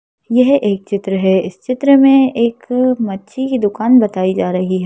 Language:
Hindi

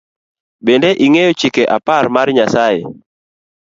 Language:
Luo (Kenya and Tanzania)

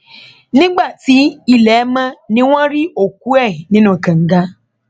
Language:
Yoruba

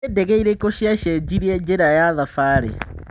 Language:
Kikuyu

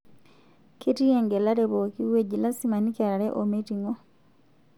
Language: Masai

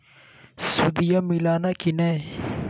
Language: Magahi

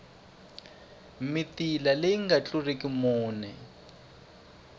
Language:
Tsonga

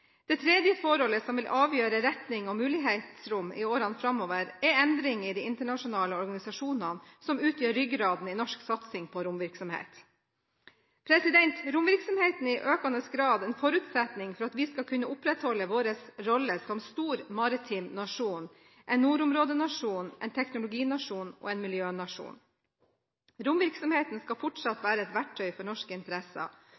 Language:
Norwegian Bokmål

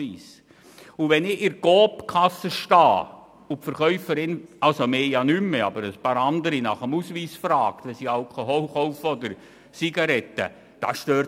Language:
Swiss German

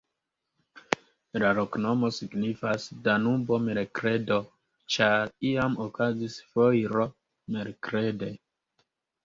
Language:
Esperanto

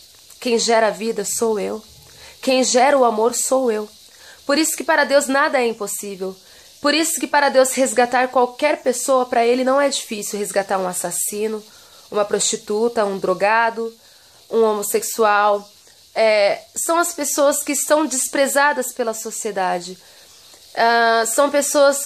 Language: Portuguese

